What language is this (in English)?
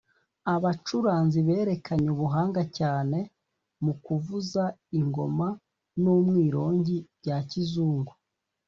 Kinyarwanda